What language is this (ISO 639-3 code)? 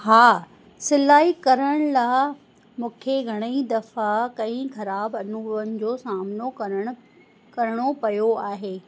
snd